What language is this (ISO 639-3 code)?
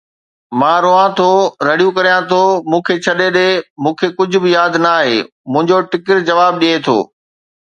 snd